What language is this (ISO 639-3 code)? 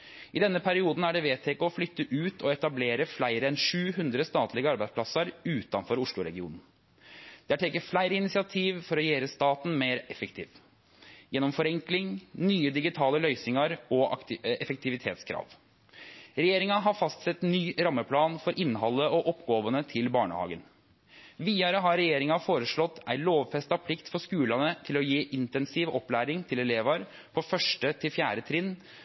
nno